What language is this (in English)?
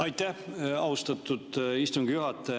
Estonian